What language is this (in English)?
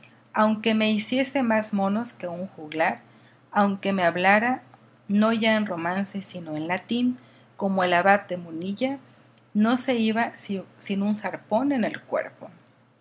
Spanish